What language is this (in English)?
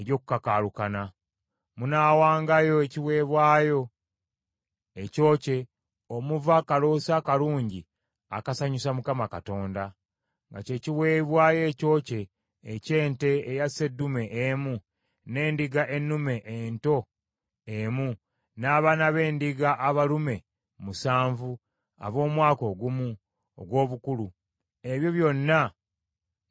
Ganda